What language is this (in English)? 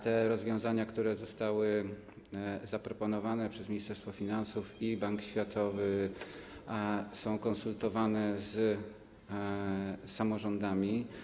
Polish